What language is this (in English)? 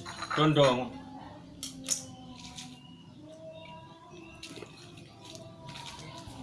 Indonesian